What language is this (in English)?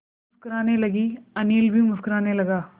Hindi